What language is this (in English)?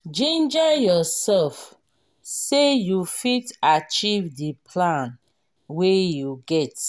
Nigerian Pidgin